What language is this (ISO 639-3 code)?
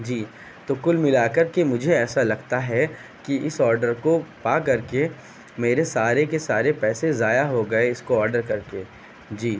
urd